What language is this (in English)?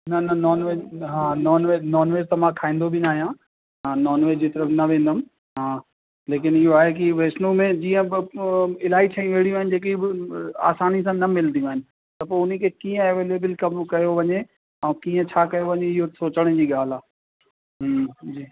Sindhi